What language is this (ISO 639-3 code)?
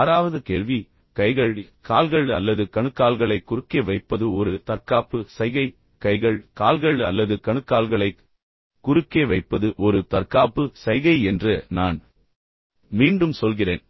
tam